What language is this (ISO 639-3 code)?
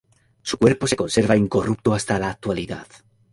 spa